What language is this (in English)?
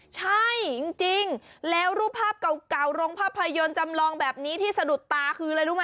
Thai